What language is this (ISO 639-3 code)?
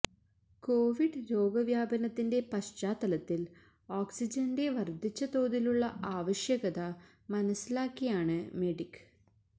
mal